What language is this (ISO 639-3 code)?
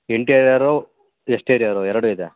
kan